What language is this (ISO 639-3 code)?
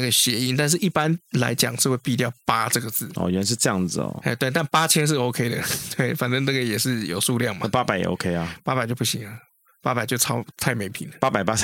zho